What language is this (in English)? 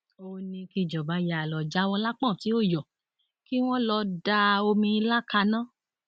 Yoruba